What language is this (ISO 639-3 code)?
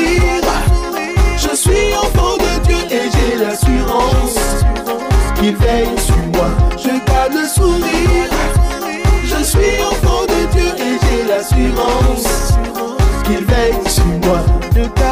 fra